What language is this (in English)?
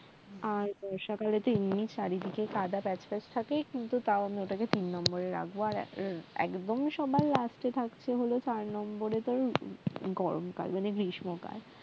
Bangla